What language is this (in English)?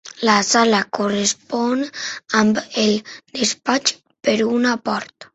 Catalan